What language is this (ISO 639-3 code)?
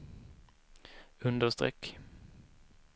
swe